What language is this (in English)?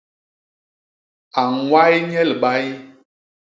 Basaa